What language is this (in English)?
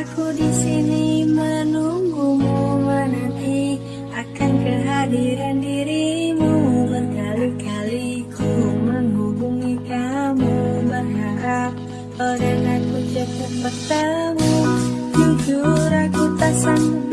Indonesian